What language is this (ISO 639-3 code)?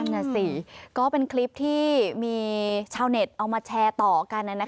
tha